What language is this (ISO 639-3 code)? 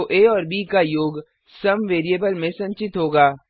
hin